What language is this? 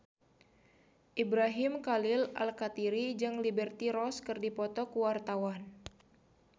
Sundanese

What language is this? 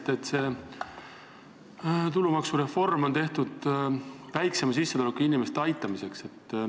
Estonian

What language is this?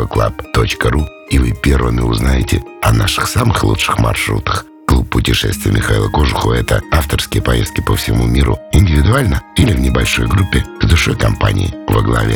Russian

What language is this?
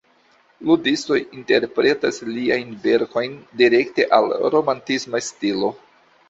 Esperanto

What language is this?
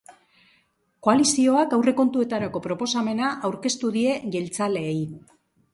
Basque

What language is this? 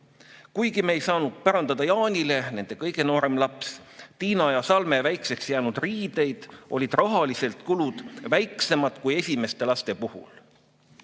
Estonian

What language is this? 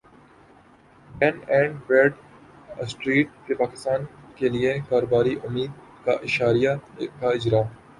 Urdu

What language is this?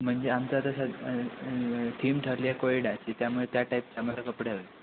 Marathi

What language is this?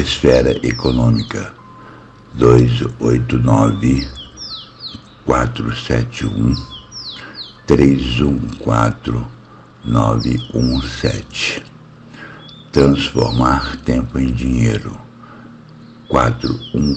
Portuguese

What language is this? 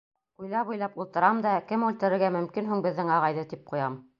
Bashkir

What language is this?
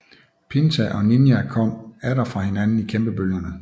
Danish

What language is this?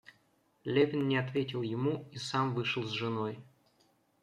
Russian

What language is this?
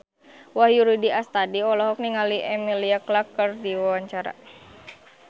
Sundanese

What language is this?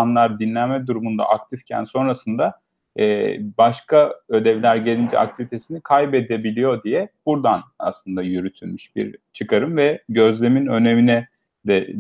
Turkish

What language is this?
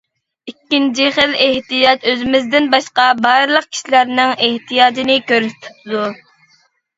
Uyghur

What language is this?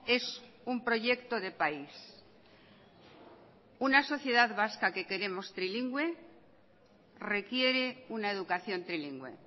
Spanish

